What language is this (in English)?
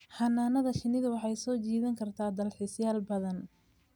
Somali